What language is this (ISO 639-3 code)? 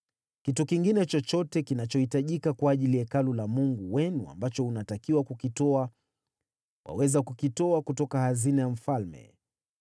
swa